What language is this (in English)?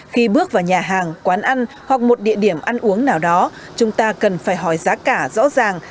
Vietnamese